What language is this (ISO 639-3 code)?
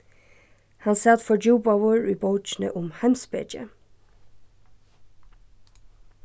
fao